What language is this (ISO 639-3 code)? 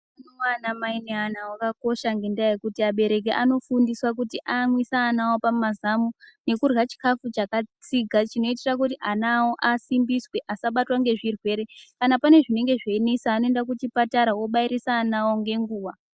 ndc